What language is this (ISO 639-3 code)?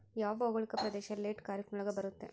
kan